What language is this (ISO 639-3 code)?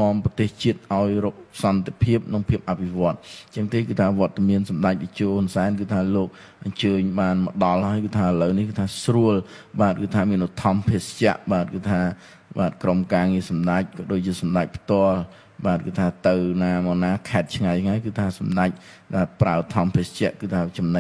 tha